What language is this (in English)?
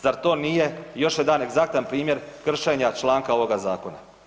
Croatian